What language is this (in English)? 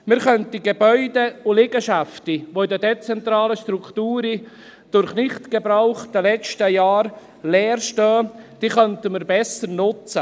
Swiss German